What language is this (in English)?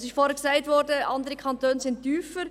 Swiss German